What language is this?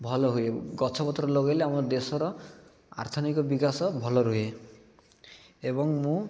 Odia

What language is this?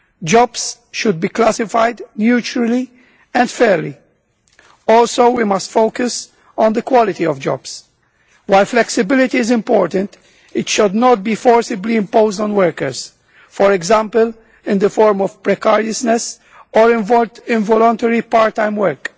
English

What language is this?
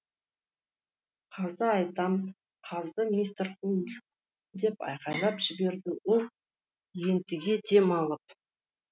Kazakh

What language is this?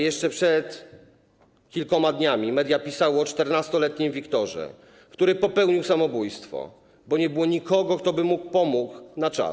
Polish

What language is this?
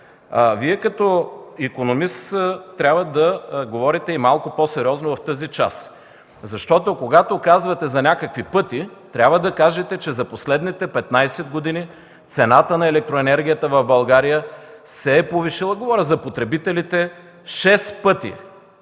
Bulgarian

